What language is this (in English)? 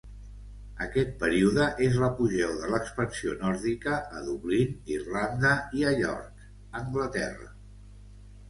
Catalan